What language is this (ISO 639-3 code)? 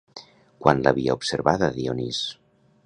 cat